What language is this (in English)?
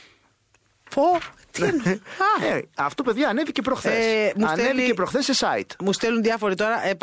Greek